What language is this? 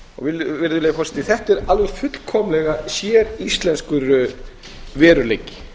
Icelandic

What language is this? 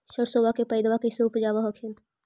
Magahi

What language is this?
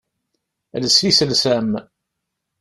Kabyle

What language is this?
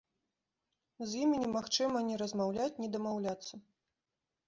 Belarusian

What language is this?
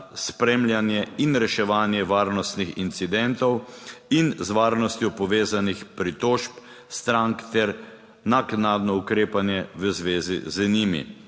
Slovenian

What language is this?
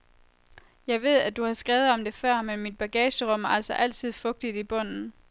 Danish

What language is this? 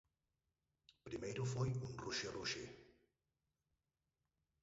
Galician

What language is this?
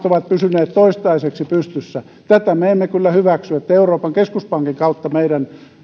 Finnish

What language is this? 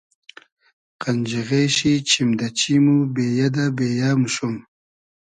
Hazaragi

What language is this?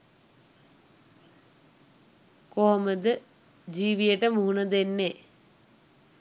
Sinhala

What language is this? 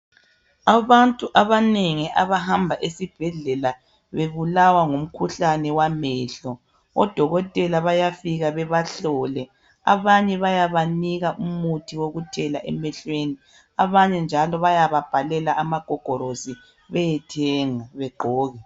North Ndebele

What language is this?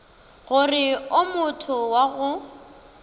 Northern Sotho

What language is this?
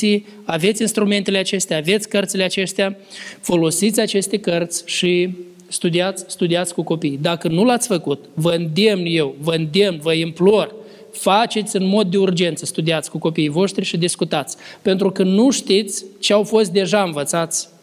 Romanian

